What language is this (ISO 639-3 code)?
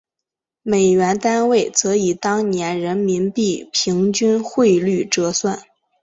zho